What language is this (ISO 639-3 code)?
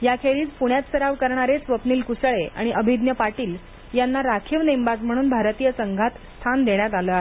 mar